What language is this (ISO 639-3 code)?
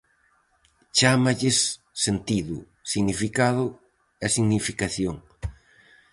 glg